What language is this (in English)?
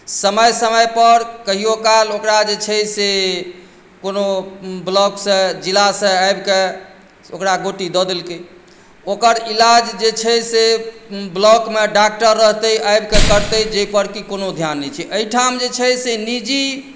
Maithili